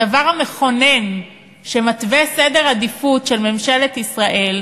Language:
Hebrew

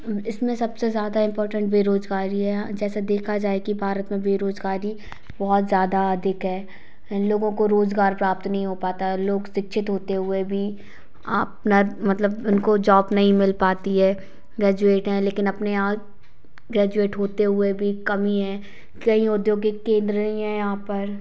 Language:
Hindi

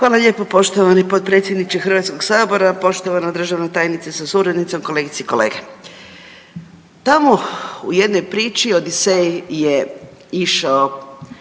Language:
Croatian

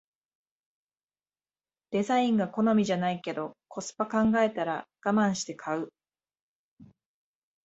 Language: Japanese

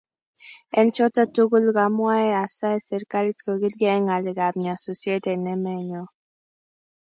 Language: Kalenjin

